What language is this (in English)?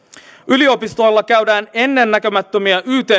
Finnish